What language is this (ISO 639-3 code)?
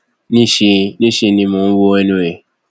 yor